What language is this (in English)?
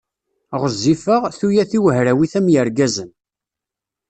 Kabyle